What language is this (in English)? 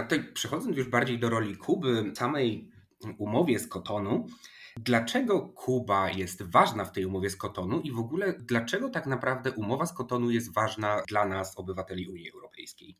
Polish